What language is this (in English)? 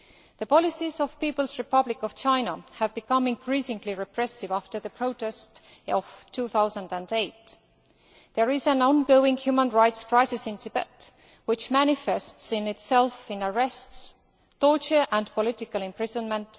English